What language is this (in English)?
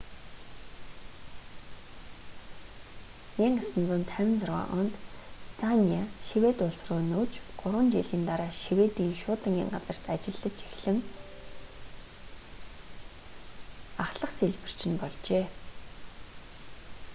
Mongolian